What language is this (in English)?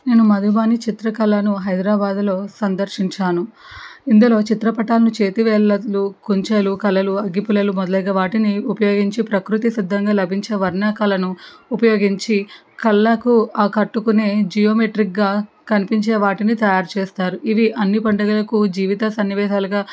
Telugu